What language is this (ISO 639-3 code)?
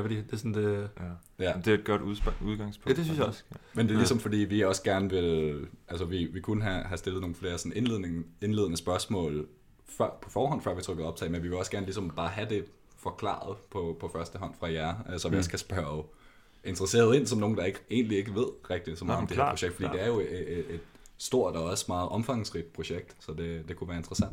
dan